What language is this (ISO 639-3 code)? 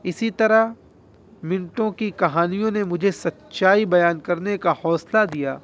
urd